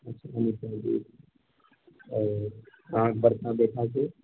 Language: Maithili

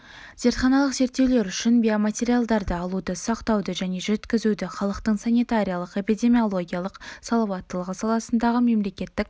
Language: Kazakh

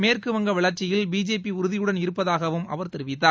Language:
Tamil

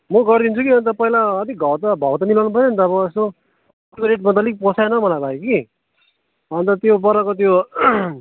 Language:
Nepali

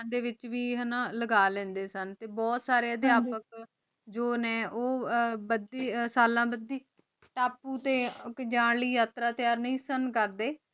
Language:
Punjabi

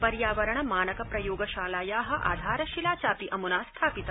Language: Sanskrit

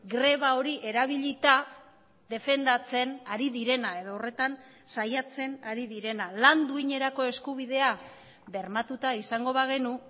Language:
Basque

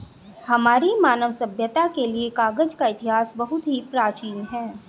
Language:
Hindi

